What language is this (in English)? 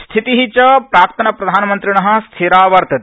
Sanskrit